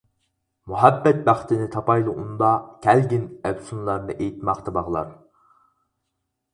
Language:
Uyghur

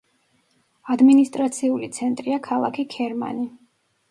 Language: Georgian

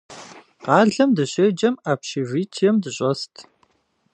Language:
Kabardian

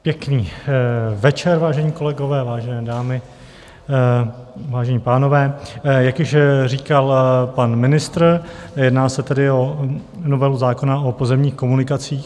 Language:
Czech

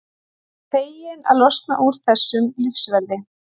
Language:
Icelandic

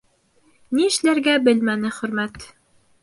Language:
Bashkir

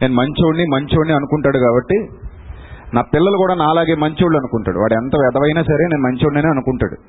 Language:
Telugu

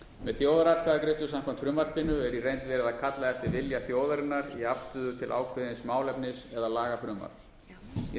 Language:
Icelandic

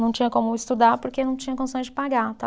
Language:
Portuguese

